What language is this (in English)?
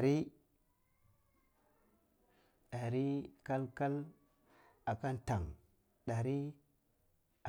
Cibak